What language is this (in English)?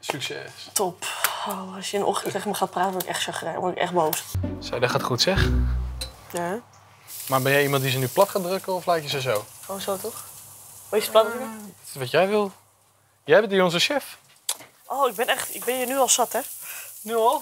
Dutch